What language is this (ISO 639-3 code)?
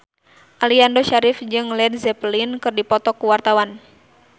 sun